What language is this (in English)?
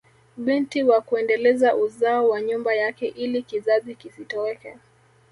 Swahili